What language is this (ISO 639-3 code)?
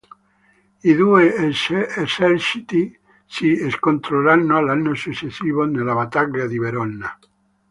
ita